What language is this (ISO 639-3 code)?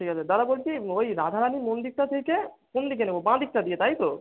ben